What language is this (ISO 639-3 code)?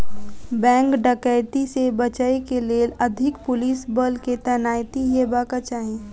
mai